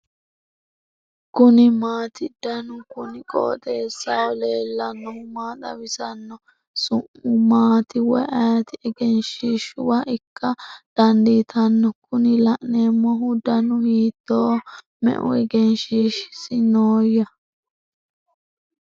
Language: Sidamo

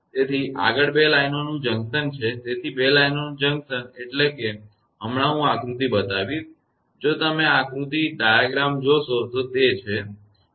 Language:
Gujarati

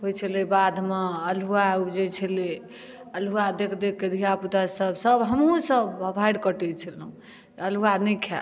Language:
Maithili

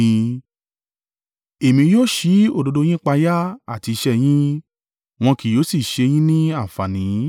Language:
Yoruba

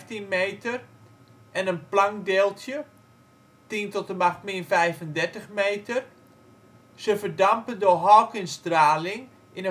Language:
Dutch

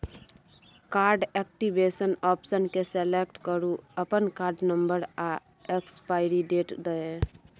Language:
Maithili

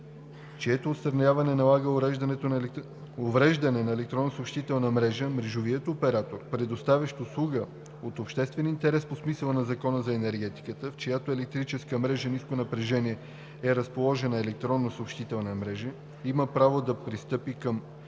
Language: Bulgarian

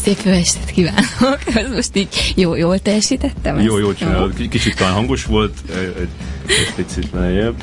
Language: Hungarian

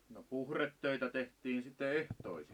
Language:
Finnish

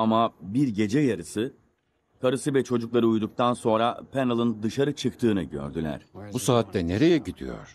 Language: Turkish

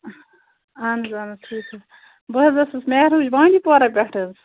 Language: Kashmiri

